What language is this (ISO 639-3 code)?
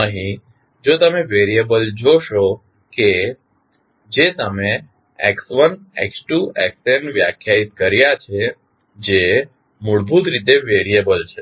guj